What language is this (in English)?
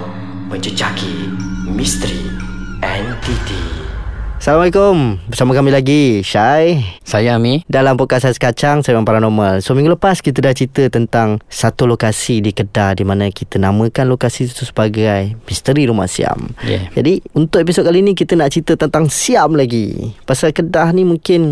Malay